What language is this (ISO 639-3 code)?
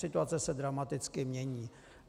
ces